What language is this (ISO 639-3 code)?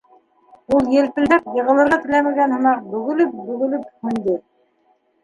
bak